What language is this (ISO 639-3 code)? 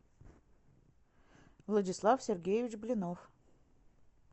rus